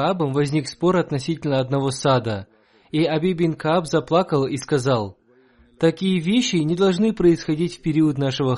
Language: Russian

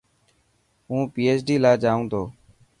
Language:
Dhatki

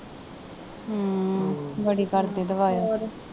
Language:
Punjabi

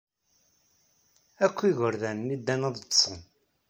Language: Kabyle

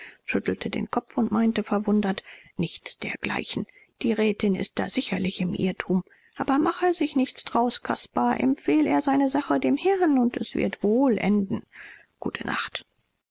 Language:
German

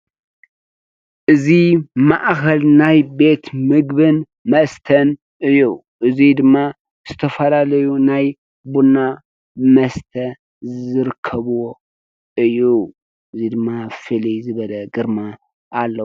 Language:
Tigrinya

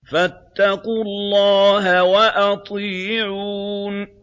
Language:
Arabic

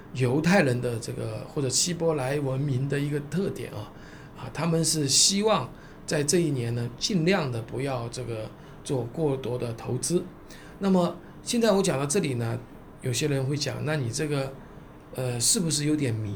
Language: Chinese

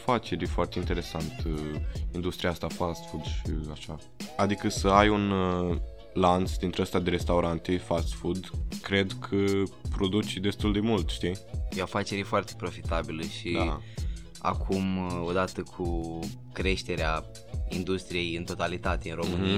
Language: Romanian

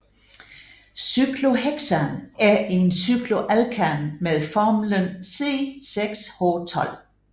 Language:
Danish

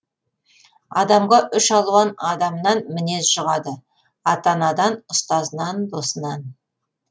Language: Kazakh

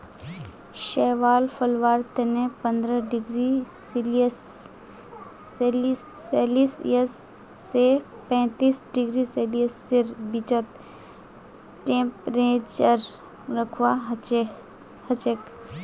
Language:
Magahi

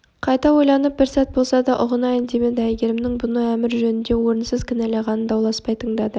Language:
Kazakh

